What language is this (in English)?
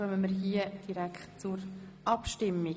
Swiss German